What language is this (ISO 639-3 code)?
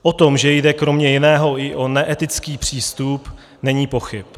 ces